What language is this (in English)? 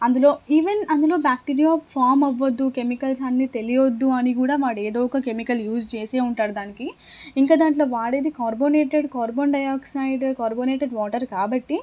Telugu